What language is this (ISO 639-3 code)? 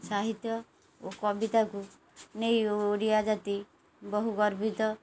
ori